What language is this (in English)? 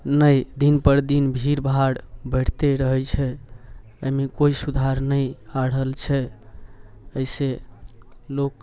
Maithili